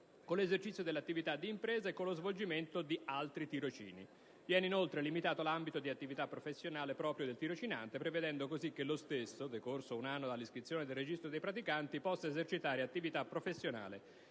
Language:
Italian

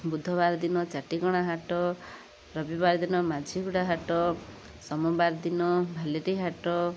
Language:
Odia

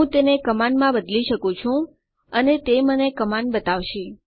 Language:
Gujarati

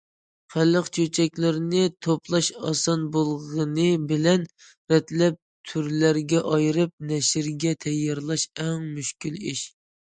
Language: Uyghur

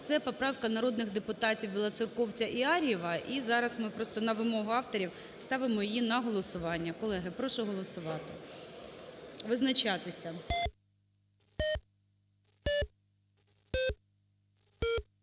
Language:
Ukrainian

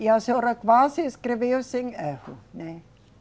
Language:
Portuguese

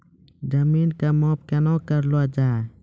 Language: Maithili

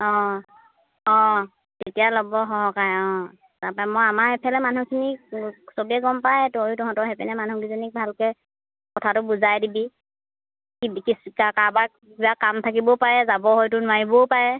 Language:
Assamese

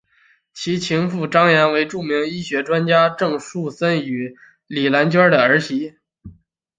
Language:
Chinese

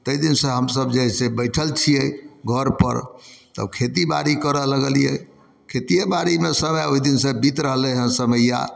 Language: Maithili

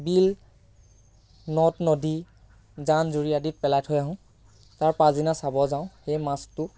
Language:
Assamese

